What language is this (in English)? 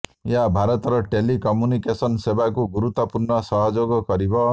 Odia